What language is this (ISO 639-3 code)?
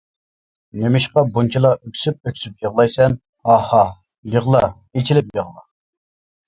uig